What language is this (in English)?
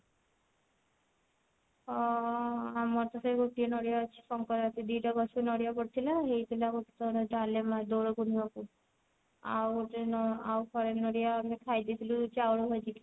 Odia